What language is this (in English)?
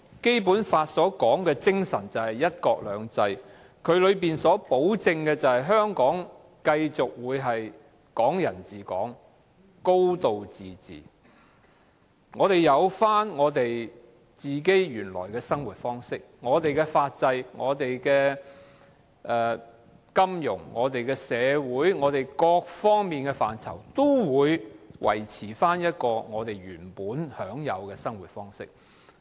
Cantonese